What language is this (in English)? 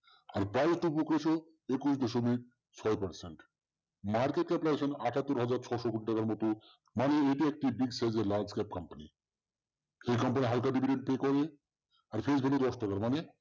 Bangla